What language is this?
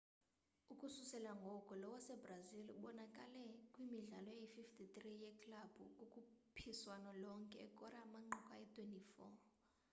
Xhosa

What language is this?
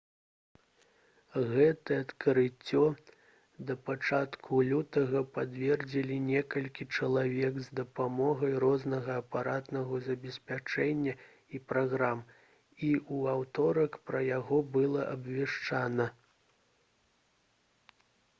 Belarusian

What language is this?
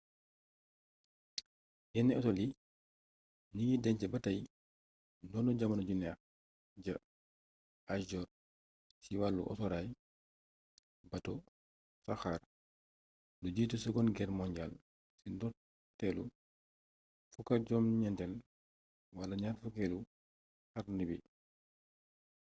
Wolof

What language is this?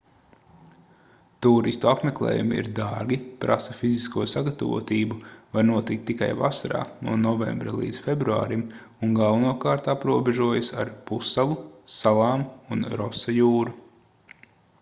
Latvian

